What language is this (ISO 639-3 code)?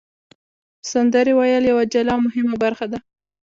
pus